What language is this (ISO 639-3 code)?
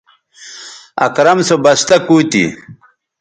btv